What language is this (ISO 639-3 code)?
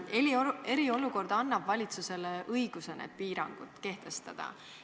est